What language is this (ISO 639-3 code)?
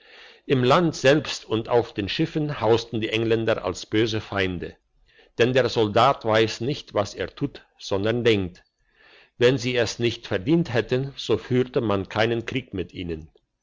deu